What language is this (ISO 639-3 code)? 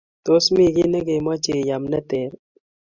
kln